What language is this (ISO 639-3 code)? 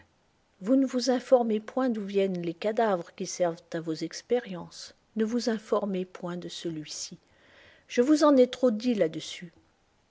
fra